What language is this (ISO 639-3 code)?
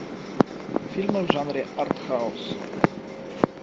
rus